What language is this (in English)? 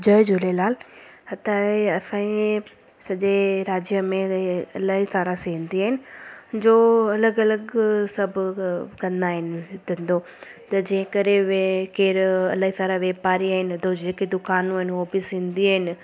Sindhi